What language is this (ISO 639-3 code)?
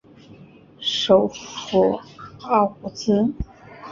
zho